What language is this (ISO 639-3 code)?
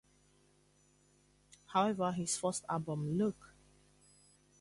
eng